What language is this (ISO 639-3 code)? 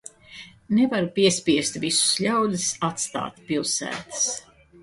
lav